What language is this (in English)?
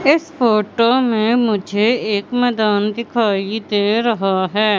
Hindi